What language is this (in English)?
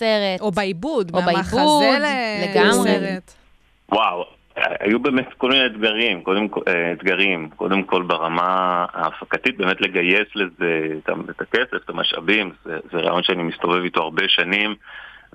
Hebrew